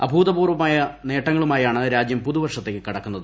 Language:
Malayalam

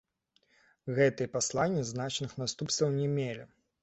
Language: Belarusian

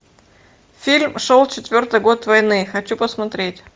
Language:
Russian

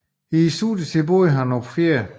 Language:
Danish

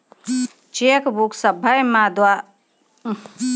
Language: Maithili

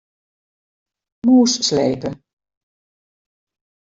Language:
Western Frisian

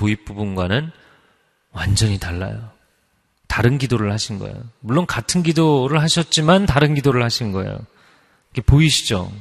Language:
Korean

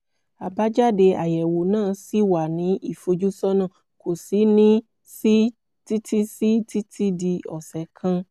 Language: Yoruba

